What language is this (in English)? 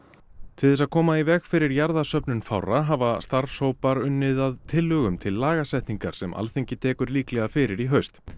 Icelandic